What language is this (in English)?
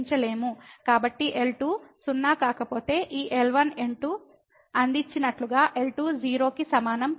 Telugu